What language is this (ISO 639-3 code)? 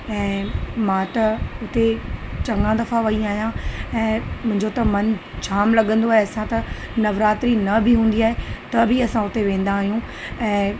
snd